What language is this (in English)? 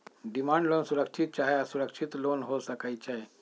Magahi